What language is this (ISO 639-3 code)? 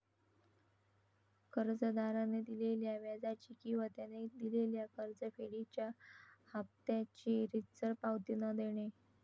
mar